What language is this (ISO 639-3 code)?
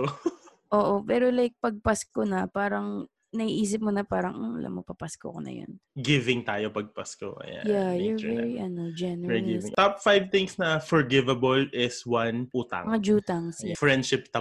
fil